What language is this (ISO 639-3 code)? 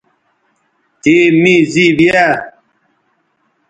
btv